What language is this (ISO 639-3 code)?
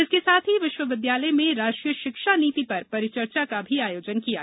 hin